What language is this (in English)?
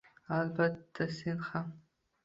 Uzbek